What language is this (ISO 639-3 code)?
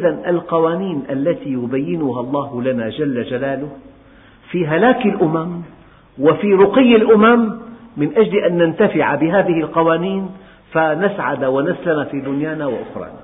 ara